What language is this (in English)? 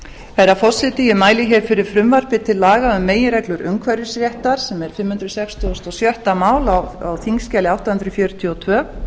Icelandic